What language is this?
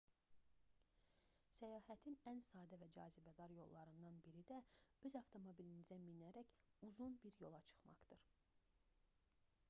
Azerbaijani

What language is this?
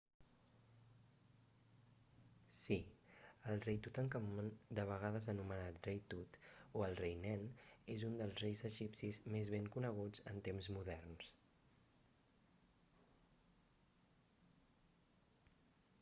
Catalan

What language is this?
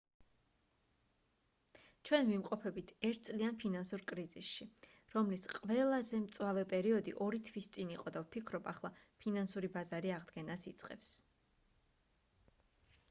Georgian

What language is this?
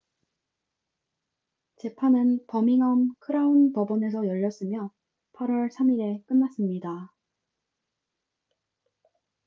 Korean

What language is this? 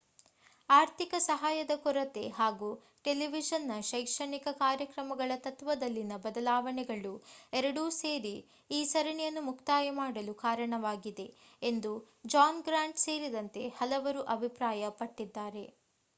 Kannada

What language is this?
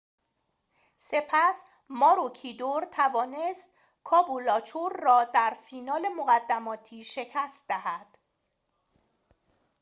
Persian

